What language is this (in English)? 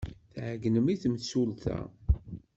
Kabyle